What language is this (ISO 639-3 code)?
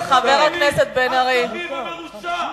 heb